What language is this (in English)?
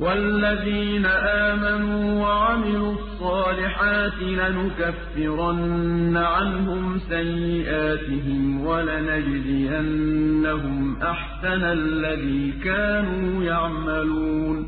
Arabic